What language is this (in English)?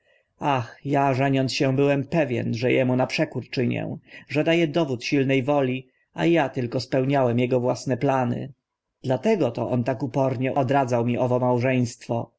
Polish